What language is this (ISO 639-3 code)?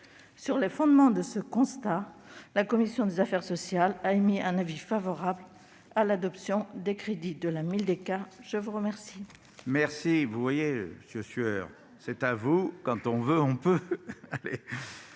fra